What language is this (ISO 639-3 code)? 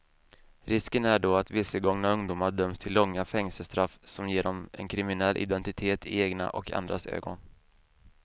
swe